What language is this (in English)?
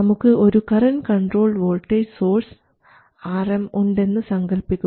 Malayalam